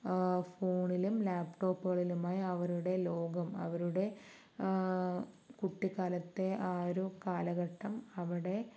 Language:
Malayalam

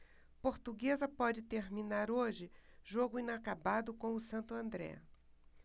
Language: Portuguese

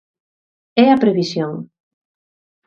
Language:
Galician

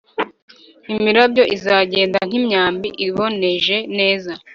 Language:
Kinyarwanda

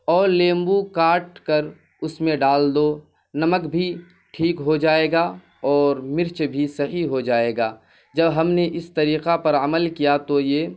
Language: Urdu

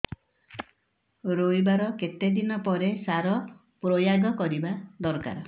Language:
Odia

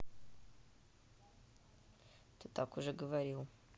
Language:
Russian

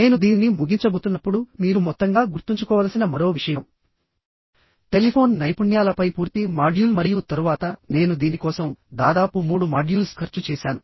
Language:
Telugu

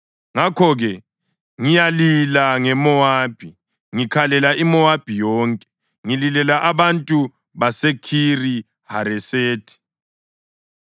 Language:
North Ndebele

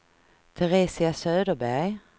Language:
Swedish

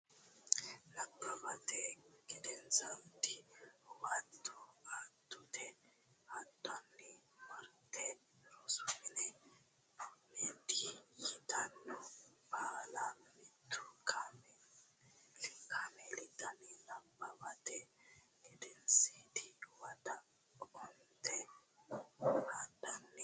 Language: Sidamo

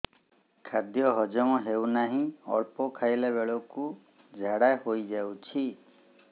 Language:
Odia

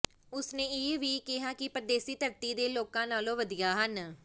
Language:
Punjabi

